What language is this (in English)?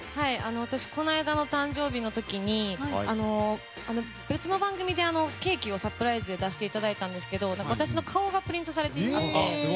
Japanese